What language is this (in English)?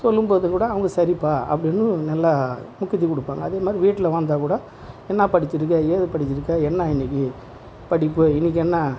Tamil